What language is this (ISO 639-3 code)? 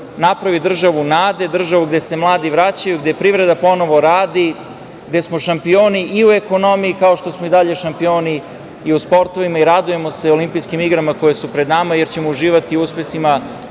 srp